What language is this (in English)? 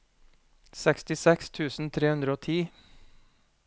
Norwegian